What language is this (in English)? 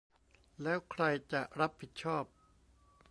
Thai